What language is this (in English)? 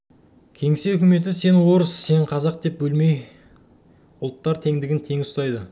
Kazakh